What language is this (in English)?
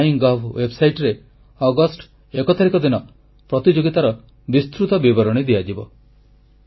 Odia